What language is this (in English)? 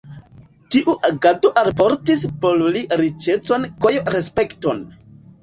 Esperanto